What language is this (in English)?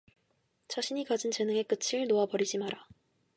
Korean